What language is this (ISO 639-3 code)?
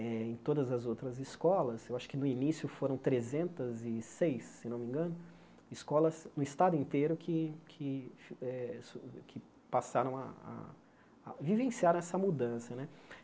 por